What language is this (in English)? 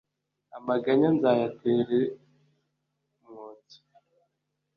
Kinyarwanda